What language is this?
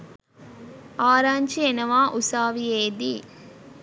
Sinhala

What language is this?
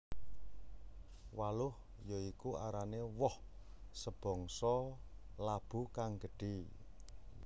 Javanese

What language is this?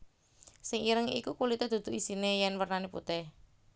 Javanese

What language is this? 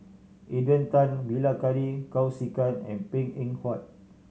English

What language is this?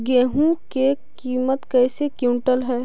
Magahi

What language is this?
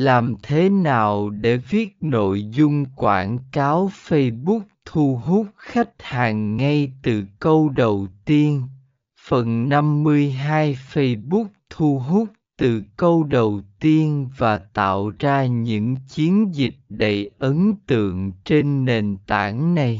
Vietnamese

